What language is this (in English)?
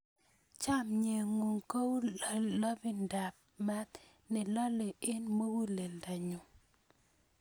Kalenjin